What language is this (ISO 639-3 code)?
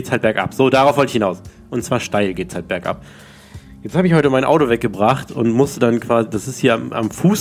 deu